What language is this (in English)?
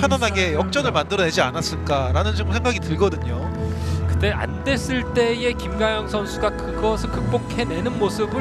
Korean